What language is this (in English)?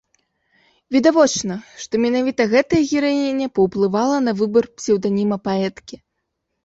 Belarusian